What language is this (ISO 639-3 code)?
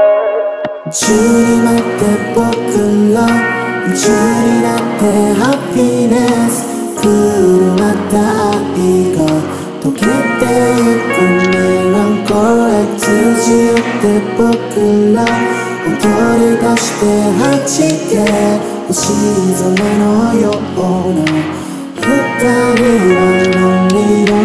pol